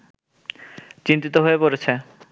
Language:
Bangla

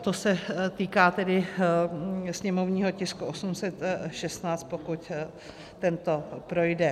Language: Czech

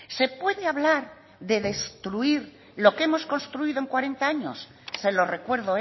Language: Spanish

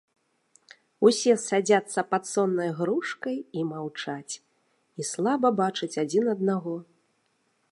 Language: Belarusian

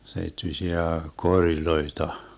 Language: Finnish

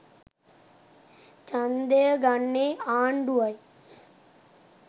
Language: Sinhala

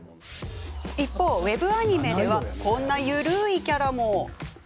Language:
Japanese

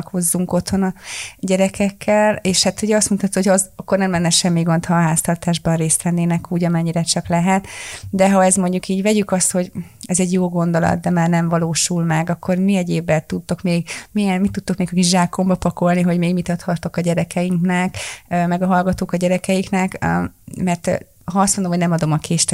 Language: Hungarian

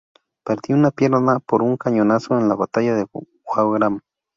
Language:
Spanish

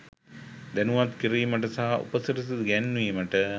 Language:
Sinhala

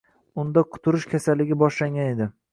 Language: Uzbek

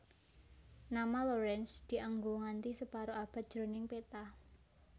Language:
Javanese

